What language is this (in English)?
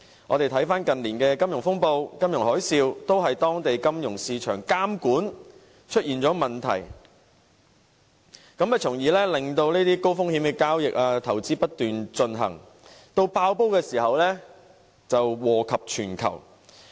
Cantonese